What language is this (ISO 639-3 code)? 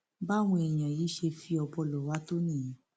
yor